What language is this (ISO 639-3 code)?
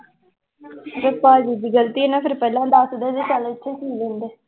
pan